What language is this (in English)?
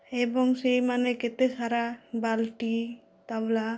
Odia